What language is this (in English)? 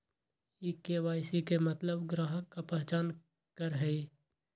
Magahi